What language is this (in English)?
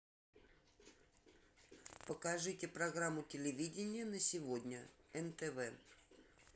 Russian